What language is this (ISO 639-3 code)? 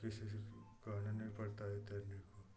hin